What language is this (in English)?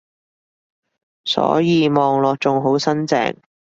Cantonese